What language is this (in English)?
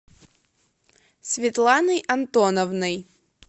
Russian